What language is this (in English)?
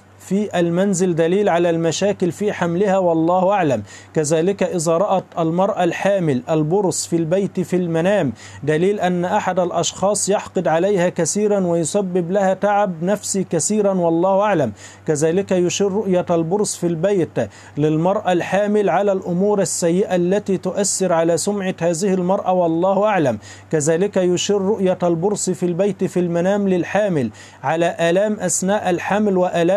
Arabic